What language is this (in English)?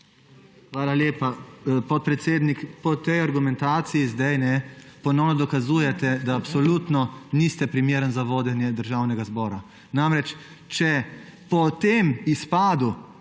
Slovenian